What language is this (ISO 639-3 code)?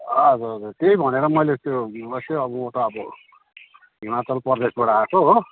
nep